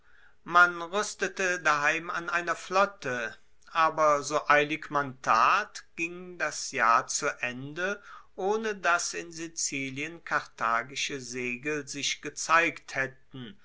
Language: German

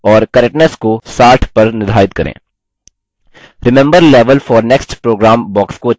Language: Hindi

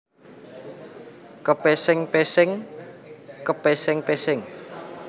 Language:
Javanese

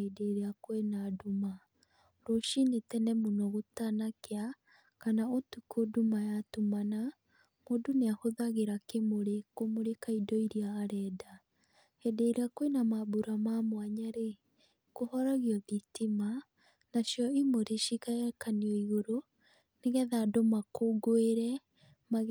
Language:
Kikuyu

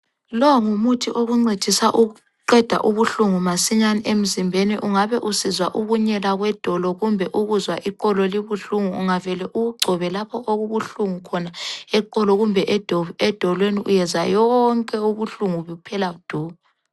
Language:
North Ndebele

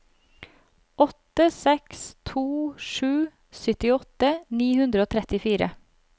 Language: Norwegian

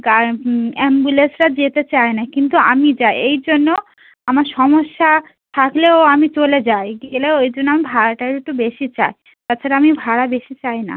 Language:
Bangla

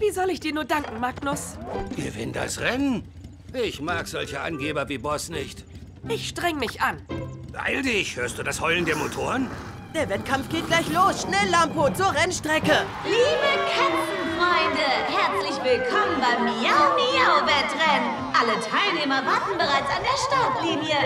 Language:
German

